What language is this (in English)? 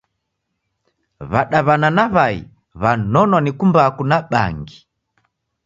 Taita